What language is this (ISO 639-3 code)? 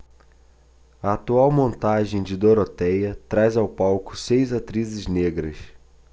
por